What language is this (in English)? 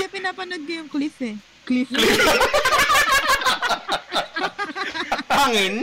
Filipino